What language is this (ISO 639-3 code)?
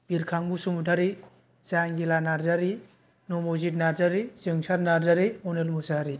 brx